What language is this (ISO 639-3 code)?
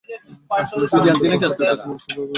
ben